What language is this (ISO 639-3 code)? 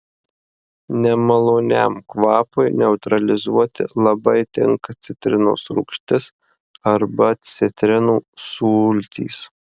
lit